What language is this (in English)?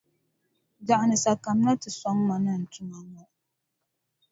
Dagbani